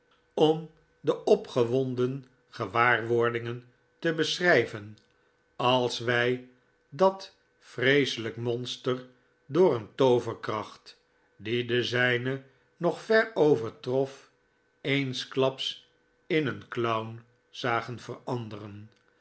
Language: Dutch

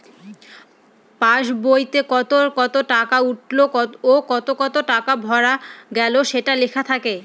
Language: Bangla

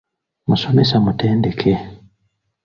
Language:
Ganda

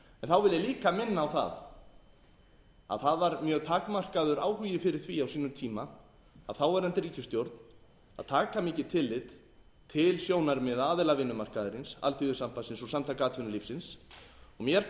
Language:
Icelandic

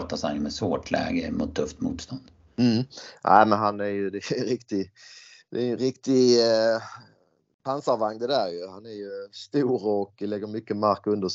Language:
Swedish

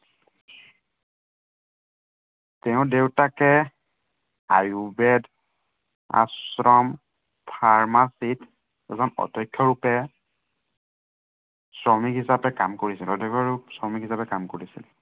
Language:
Assamese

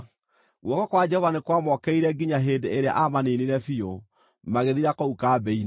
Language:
Kikuyu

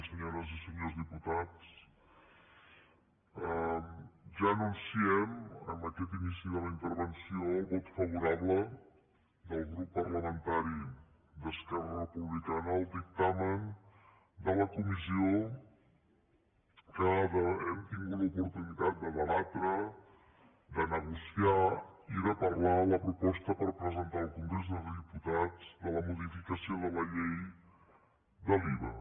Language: Catalan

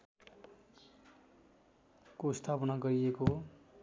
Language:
Nepali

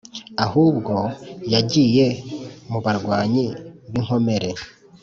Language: Kinyarwanda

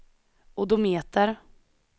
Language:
Swedish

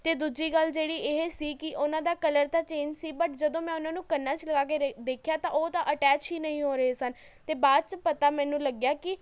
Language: Punjabi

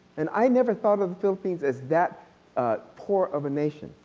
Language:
English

